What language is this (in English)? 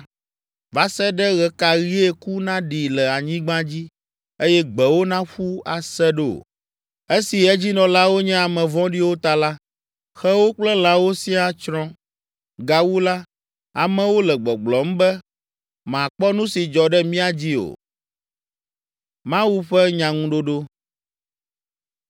Ewe